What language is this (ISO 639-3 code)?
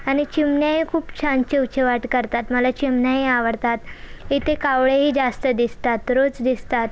mar